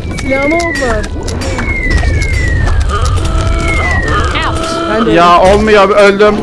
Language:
Turkish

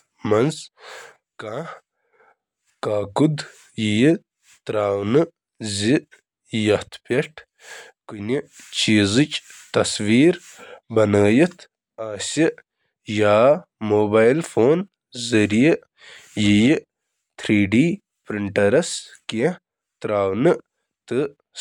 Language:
Kashmiri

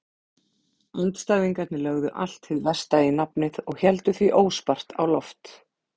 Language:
Icelandic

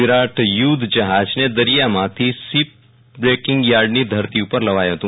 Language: Gujarati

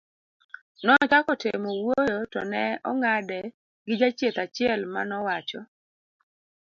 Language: Luo (Kenya and Tanzania)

